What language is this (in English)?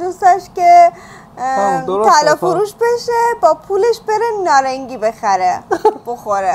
Persian